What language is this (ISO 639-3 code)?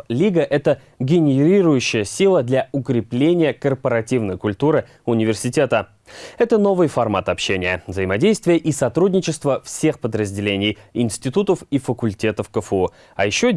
rus